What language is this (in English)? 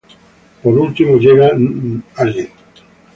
Spanish